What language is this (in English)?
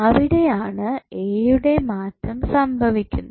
Malayalam